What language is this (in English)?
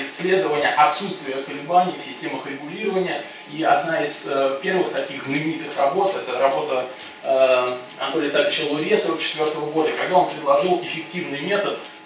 Russian